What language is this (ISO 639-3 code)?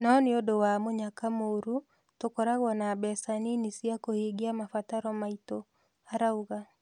kik